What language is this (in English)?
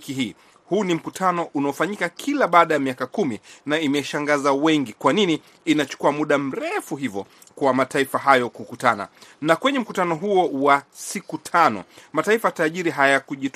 Swahili